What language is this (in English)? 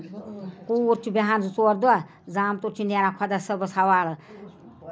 Kashmiri